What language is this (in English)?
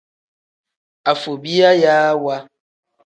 Tem